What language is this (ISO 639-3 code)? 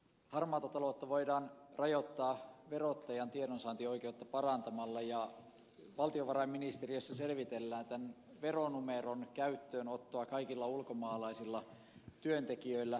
fin